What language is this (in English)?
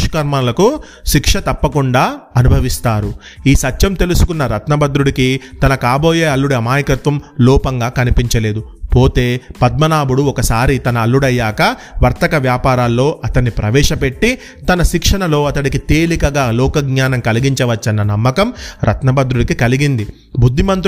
Telugu